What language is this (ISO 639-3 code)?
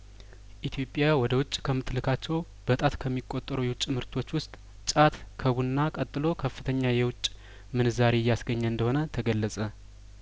amh